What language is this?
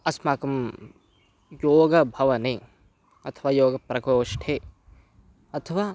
Sanskrit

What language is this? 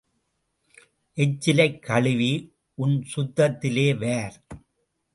Tamil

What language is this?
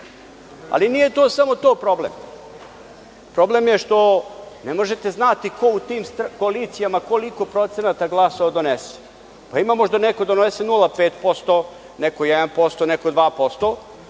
Serbian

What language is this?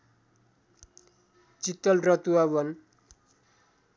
Nepali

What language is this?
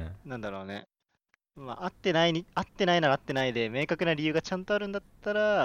Japanese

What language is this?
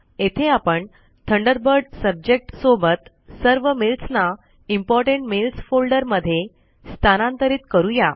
Marathi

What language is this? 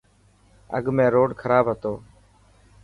Dhatki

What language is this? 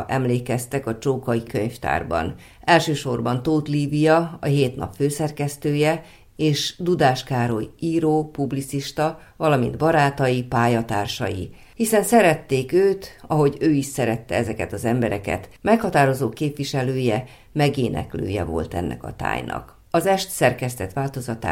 Hungarian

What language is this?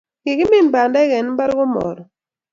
Kalenjin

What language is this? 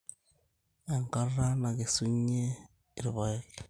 Masai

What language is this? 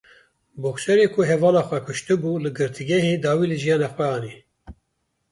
Kurdish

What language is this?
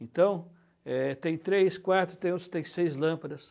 Portuguese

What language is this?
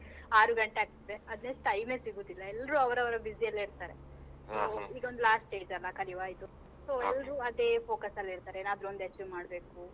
Kannada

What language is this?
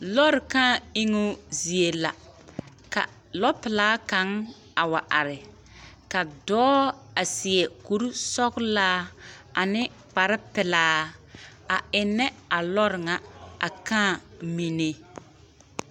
Southern Dagaare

